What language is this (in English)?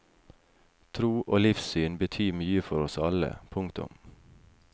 Norwegian